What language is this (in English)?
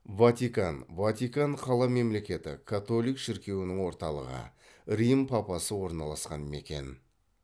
Kazakh